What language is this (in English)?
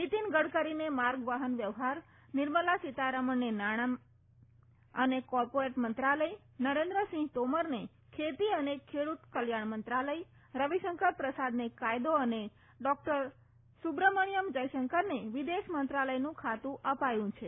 Gujarati